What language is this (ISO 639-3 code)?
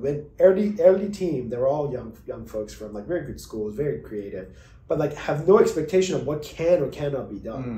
eng